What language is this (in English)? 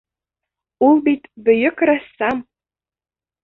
Bashkir